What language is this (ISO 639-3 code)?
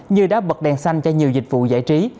vie